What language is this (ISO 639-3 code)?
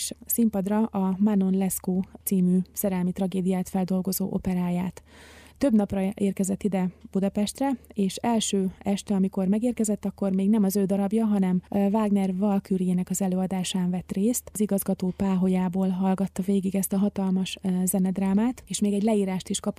hun